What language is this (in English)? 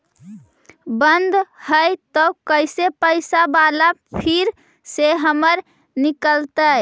Magahi